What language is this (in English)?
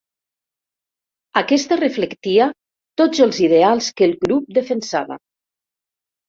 Catalan